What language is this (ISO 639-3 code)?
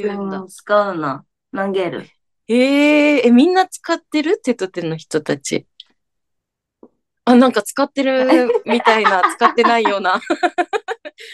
jpn